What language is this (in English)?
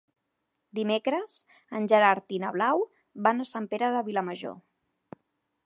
Catalan